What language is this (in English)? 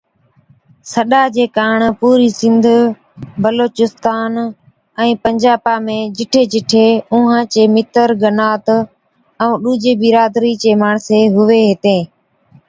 Od